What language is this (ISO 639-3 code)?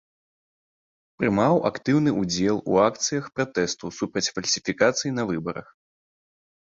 bel